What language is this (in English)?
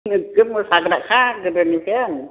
Bodo